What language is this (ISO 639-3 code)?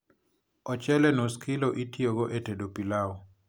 luo